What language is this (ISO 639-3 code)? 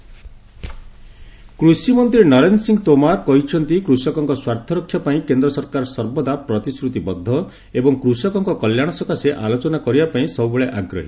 ori